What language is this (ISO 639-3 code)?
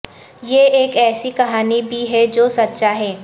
urd